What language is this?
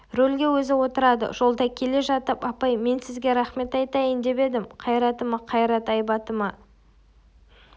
Kazakh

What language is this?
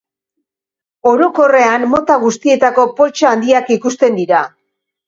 Basque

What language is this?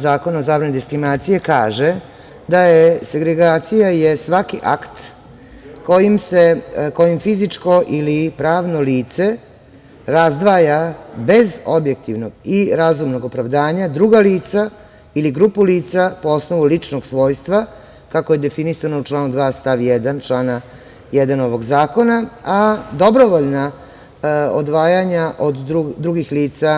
Serbian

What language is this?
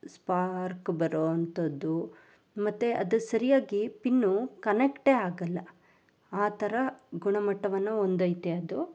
Kannada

